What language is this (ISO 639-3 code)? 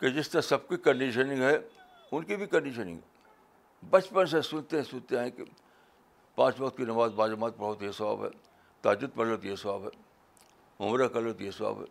urd